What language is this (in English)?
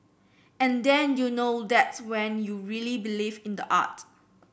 English